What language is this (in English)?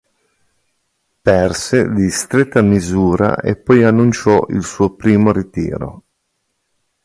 Italian